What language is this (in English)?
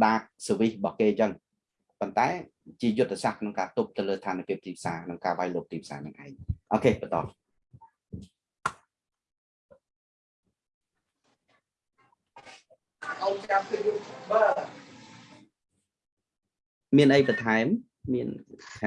Vietnamese